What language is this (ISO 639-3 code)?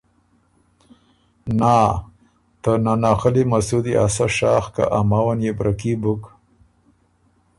oru